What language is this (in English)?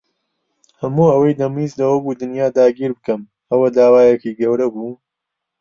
Central Kurdish